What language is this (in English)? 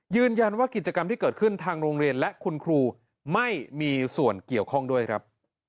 Thai